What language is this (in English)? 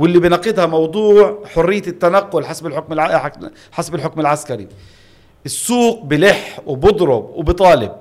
Arabic